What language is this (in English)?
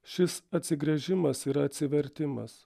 Lithuanian